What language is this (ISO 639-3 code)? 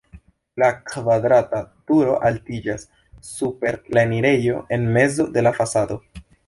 epo